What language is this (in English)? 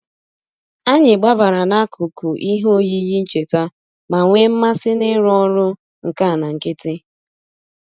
Igbo